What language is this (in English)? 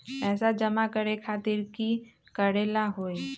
Magahi